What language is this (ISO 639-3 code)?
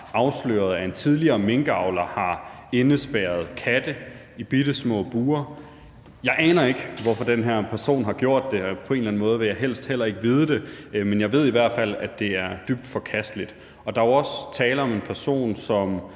dan